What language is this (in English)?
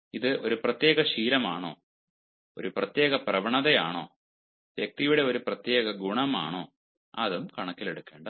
Malayalam